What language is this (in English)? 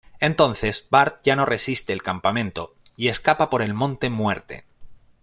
Spanish